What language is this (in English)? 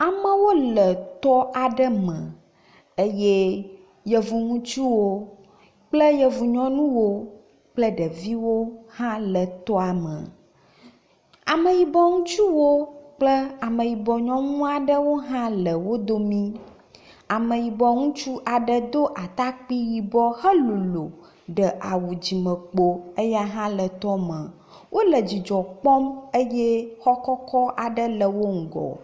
Ewe